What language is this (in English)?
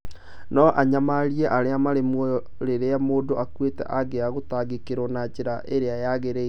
Kikuyu